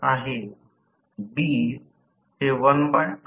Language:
Marathi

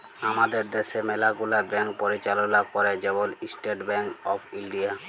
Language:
Bangla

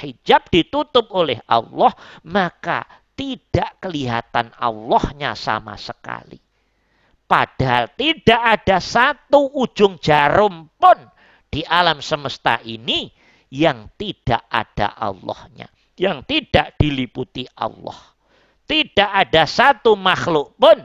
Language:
Indonesian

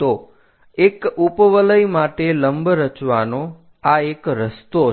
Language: Gujarati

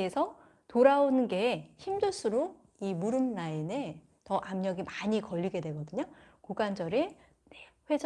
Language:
Korean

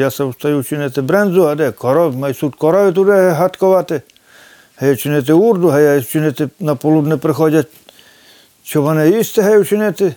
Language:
Ukrainian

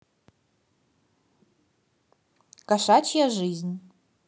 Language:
Russian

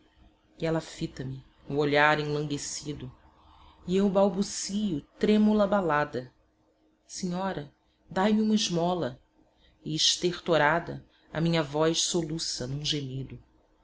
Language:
Portuguese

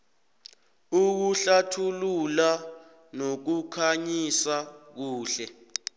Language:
South Ndebele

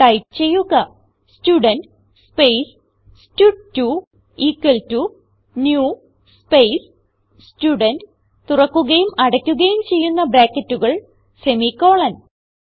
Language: Malayalam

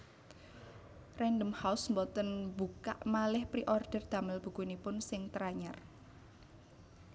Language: Javanese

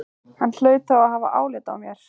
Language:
Icelandic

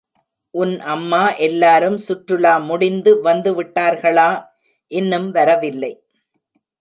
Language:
Tamil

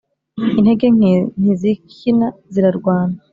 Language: Kinyarwanda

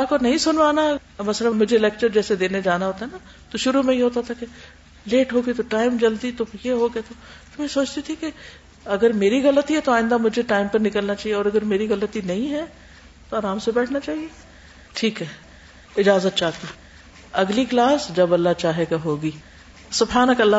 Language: Urdu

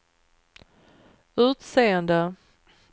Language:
Swedish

